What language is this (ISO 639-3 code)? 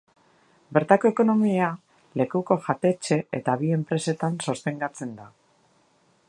eus